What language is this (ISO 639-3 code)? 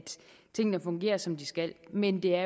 dan